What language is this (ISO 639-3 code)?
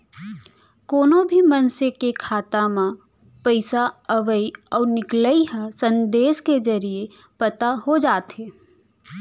hne